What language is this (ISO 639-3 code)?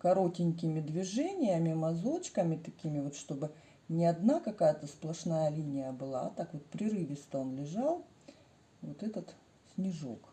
rus